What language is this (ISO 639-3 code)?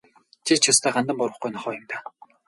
mon